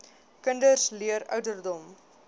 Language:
Afrikaans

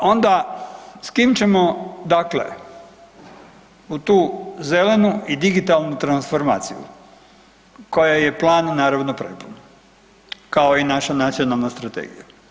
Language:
Croatian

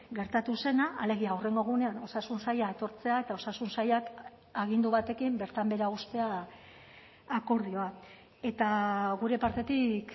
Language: Basque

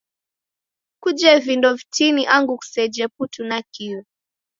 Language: Taita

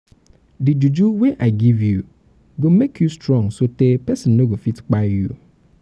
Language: Nigerian Pidgin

